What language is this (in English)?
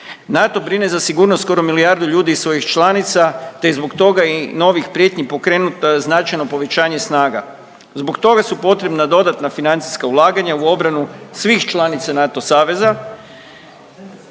Croatian